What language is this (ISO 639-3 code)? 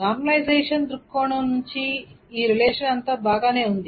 tel